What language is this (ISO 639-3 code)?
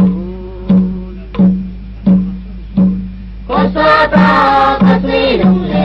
tha